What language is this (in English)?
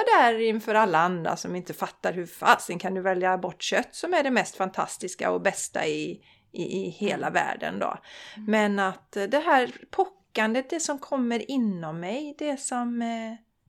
Swedish